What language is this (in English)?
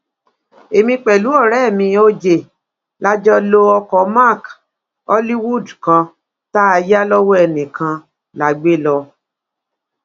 Yoruba